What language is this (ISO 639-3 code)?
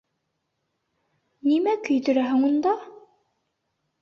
bak